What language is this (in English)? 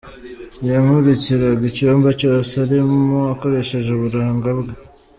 Kinyarwanda